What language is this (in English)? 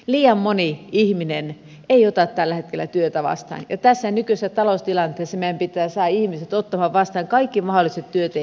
Finnish